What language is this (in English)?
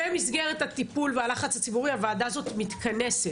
Hebrew